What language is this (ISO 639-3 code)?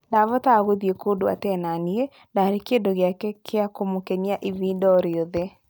kik